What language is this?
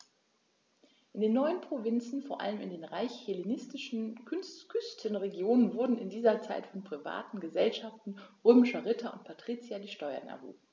German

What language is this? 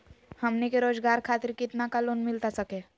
Magahi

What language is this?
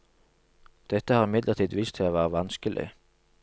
Norwegian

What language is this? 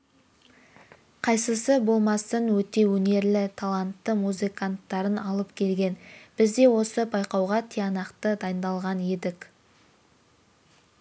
Kazakh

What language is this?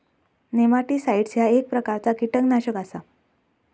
Marathi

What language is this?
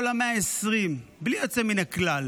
Hebrew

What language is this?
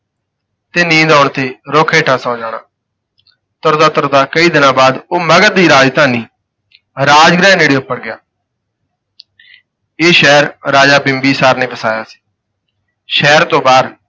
Punjabi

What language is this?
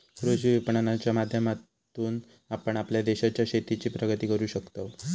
Marathi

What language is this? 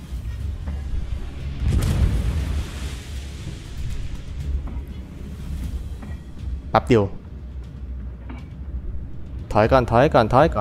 Thai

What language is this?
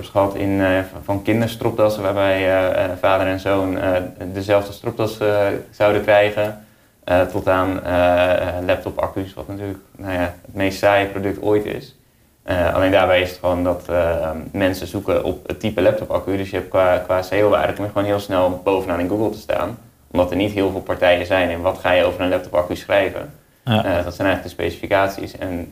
Dutch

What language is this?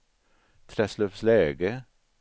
Swedish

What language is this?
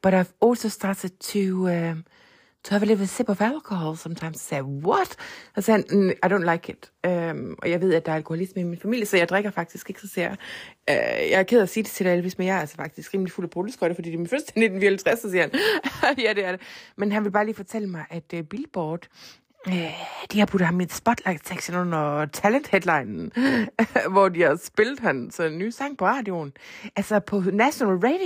Danish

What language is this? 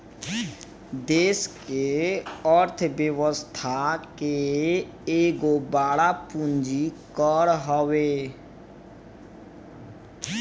Bhojpuri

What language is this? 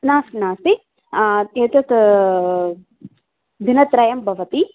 Sanskrit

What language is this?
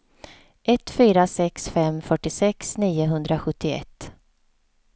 Swedish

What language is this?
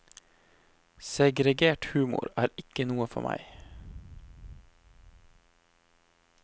Norwegian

